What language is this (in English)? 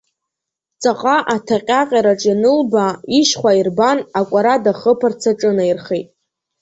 Abkhazian